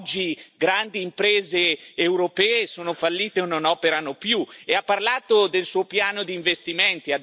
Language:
Italian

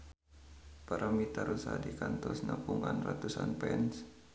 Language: Sundanese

